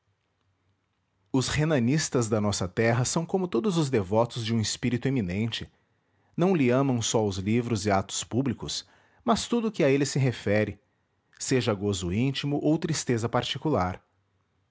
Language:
Portuguese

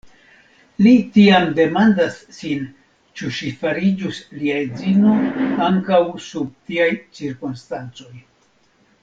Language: Esperanto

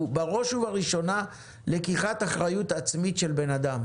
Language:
Hebrew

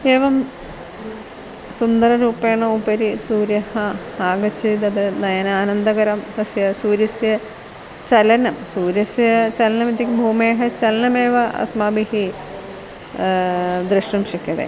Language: Sanskrit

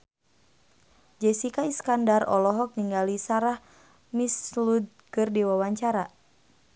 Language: Sundanese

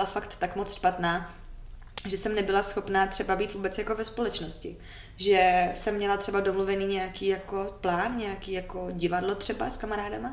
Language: Czech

